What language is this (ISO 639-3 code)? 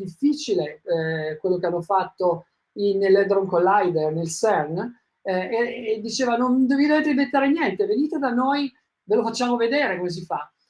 ita